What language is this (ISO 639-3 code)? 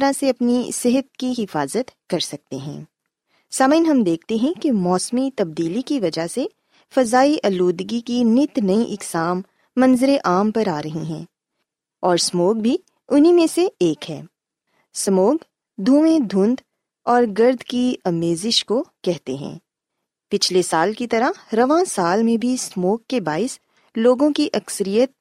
urd